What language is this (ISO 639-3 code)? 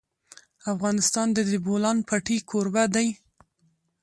pus